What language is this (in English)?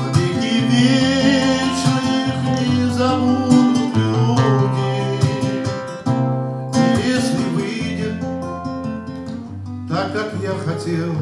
Russian